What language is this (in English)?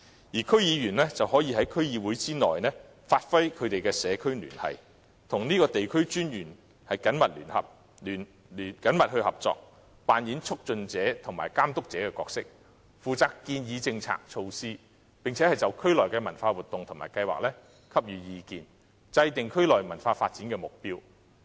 Cantonese